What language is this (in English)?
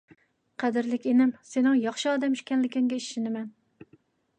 Uyghur